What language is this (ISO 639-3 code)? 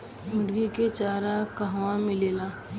bho